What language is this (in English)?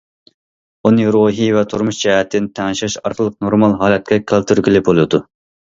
Uyghur